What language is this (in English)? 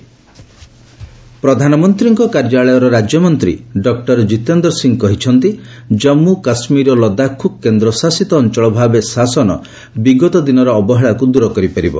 Odia